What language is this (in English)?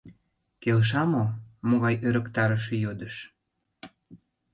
Mari